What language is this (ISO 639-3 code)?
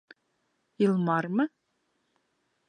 bak